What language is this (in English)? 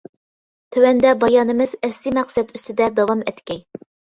Uyghur